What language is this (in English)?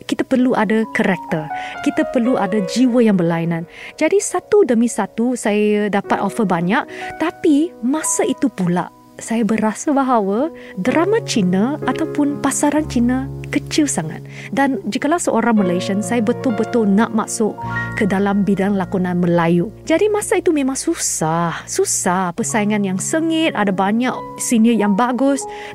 Malay